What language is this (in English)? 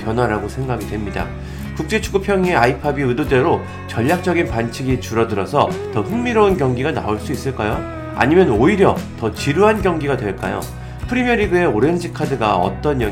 Korean